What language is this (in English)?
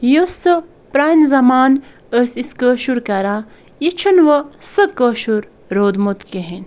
Kashmiri